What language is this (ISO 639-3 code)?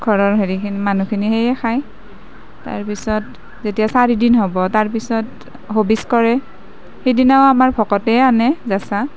asm